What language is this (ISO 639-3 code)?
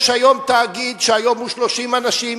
heb